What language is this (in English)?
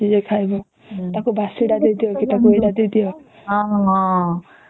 Odia